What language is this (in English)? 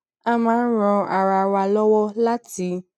Yoruba